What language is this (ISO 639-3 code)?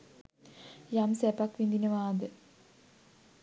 sin